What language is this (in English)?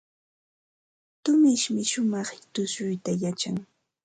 Ambo-Pasco Quechua